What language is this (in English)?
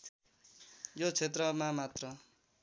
Nepali